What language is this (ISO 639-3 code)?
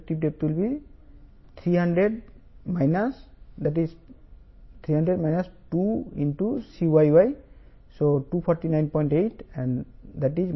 tel